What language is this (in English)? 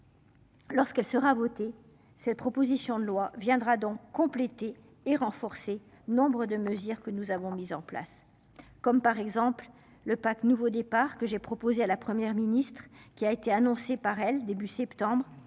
French